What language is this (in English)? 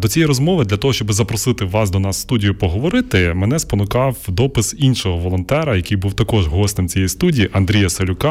Ukrainian